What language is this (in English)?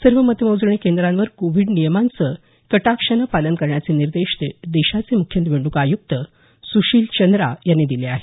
Marathi